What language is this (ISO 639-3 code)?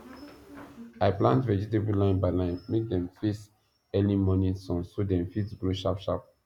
pcm